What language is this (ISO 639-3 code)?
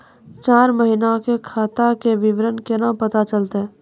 mai